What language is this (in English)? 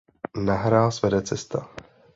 Czech